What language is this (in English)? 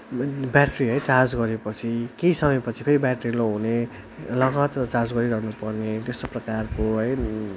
Nepali